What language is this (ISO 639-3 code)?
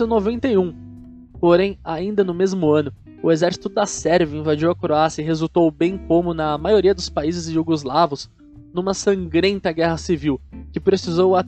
por